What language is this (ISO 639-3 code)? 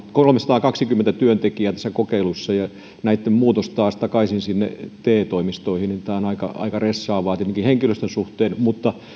fin